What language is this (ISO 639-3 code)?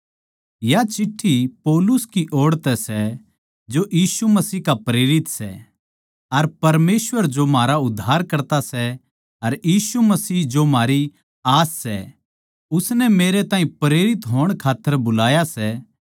bgc